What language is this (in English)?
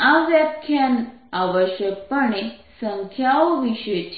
Gujarati